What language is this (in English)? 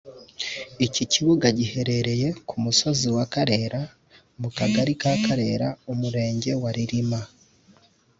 Kinyarwanda